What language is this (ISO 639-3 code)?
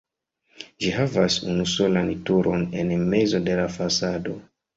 epo